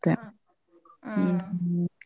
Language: Kannada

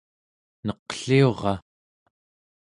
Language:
Central Yupik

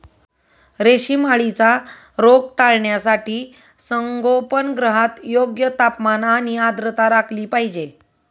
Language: Marathi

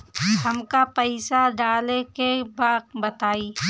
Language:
Bhojpuri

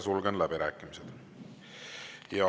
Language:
Estonian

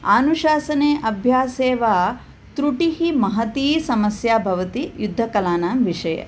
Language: Sanskrit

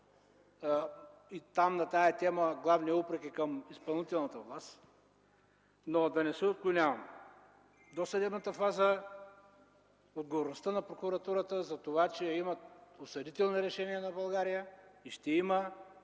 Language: Bulgarian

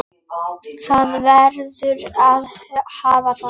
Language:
Icelandic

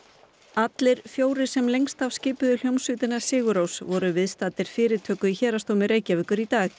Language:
Icelandic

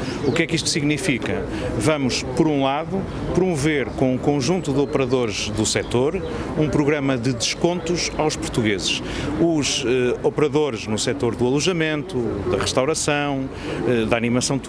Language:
Portuguese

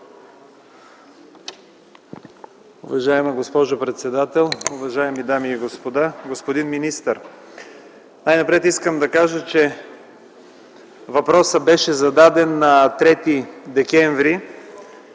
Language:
Bulgarian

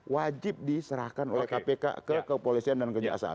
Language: Indonesian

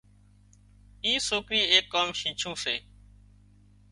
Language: Wadiyara Koli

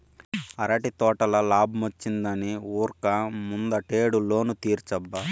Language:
Telugu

